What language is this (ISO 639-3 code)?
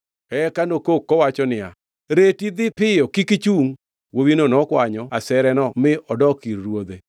luo